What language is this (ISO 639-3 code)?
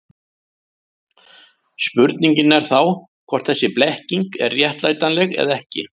isl